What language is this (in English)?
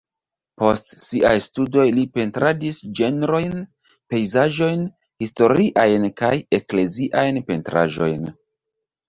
Esperanto